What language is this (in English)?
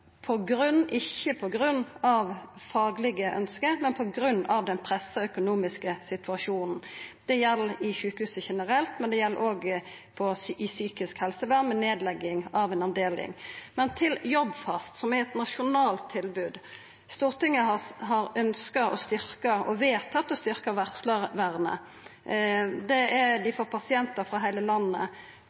Norwegian Nynorsk